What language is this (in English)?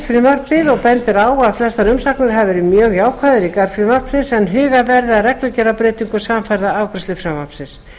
Icelandic